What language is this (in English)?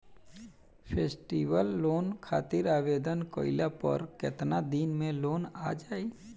Bhojpuri